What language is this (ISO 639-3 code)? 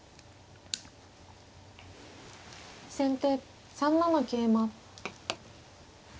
jpn